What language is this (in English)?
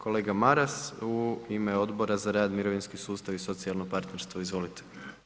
Croatian